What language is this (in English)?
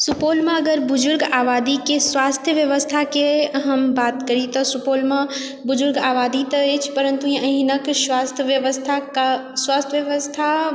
Maithili